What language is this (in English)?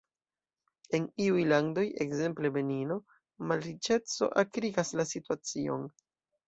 Esperanto